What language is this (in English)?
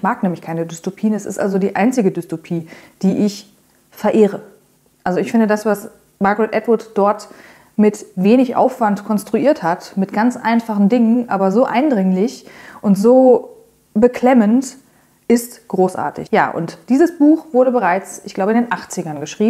German